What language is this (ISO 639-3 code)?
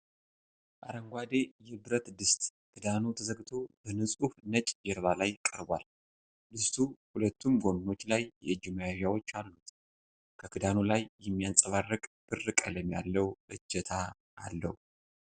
amh